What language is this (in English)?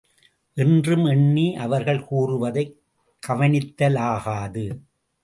Tamil